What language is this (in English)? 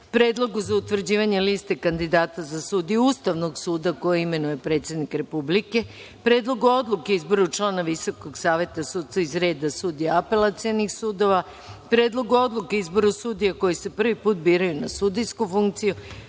Serbian